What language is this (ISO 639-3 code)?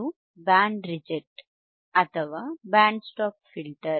kan